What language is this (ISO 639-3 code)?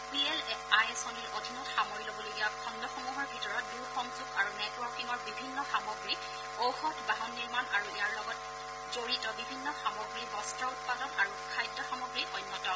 asm